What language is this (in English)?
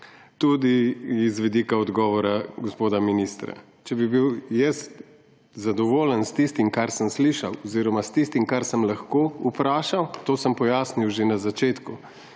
Slovenian